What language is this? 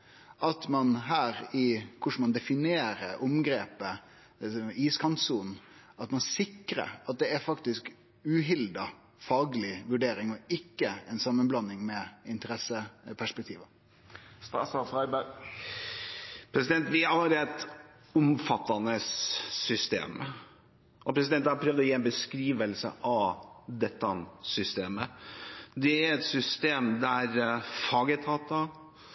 Norwegian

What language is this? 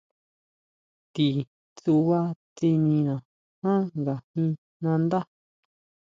Huautla Mazatec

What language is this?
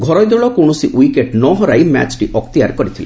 Odia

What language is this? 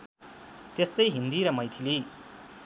Nepali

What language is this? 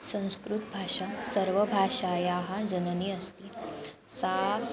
Sanskrit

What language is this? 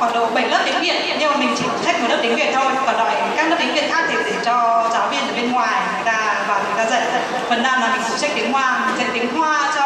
Vietnamese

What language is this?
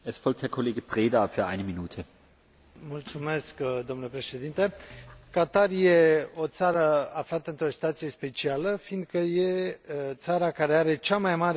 Romanian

